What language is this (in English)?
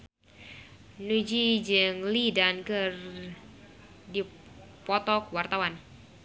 Sundanese